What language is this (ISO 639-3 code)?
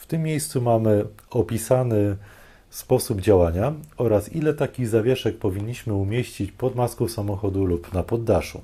pol